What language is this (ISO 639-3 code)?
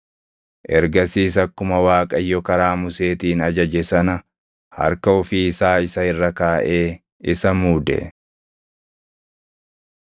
orm